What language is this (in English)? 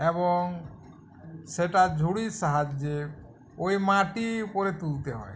Bangla